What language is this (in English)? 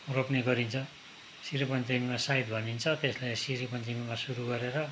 Nepali